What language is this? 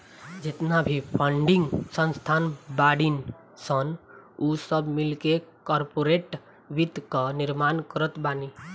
Bhojpuri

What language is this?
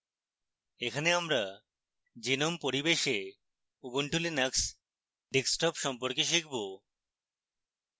Bangla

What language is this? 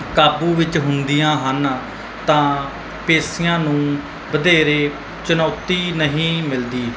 Punjabi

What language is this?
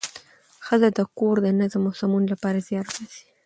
Pashto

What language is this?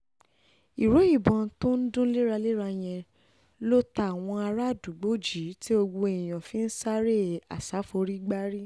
Yoruba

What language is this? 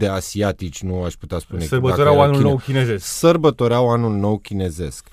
Romanian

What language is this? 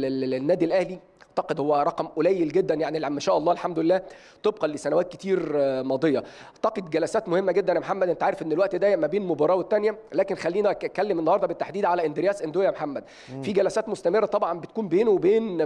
Arabic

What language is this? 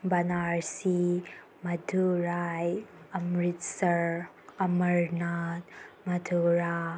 Manipuri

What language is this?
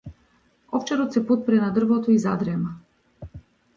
Macedonian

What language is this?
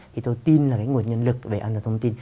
Vietnamese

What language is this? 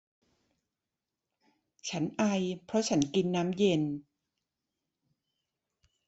Thai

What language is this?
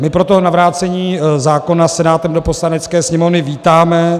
Czech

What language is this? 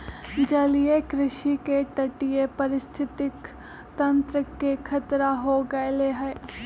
Magahi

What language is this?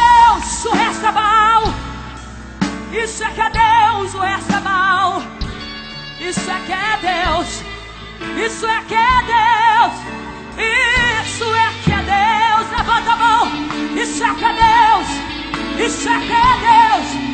Portuguese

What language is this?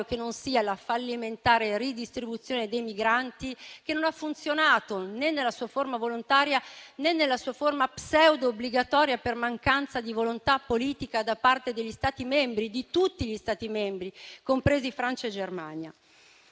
Italian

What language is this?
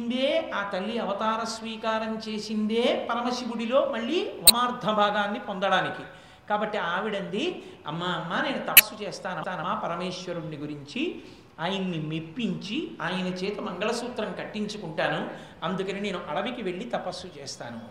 Telugu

